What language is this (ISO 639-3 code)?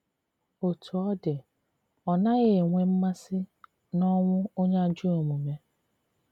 ibo